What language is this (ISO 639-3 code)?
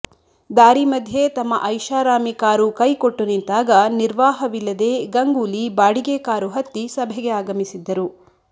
kan